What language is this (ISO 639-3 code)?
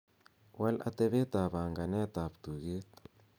kln